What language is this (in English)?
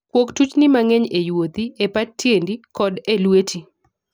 Luo (Kenya and Tanzania)